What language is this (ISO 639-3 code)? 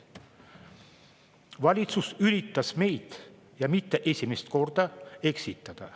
est